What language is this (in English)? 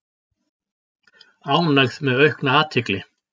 Icelandic